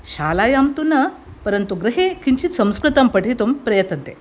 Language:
Sanskrit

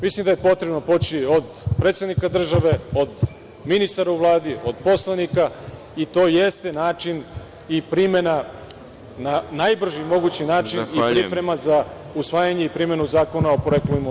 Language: Serbian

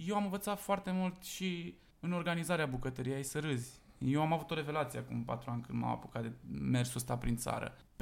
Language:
Romanian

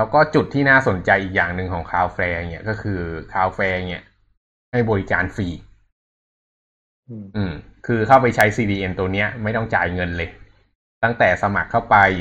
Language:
Thai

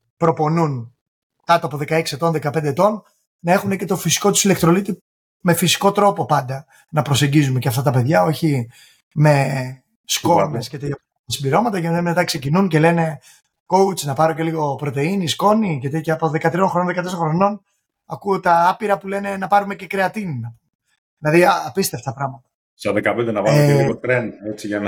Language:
Greek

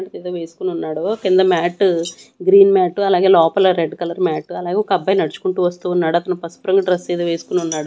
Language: Telugu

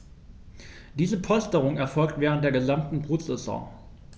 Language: German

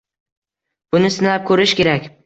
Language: Uzbek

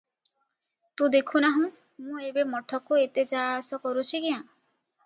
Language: Odia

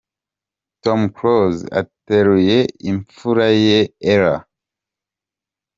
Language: Kinyarwanda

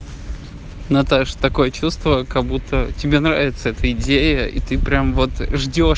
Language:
Russian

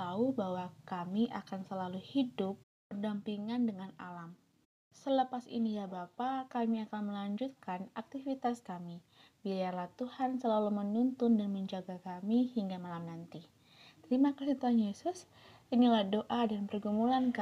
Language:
Indonesian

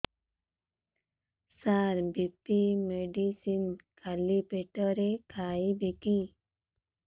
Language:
Odia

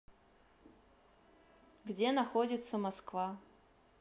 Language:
Russian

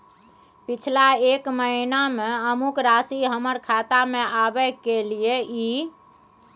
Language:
Maithili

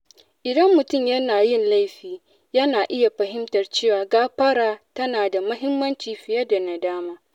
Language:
Hausa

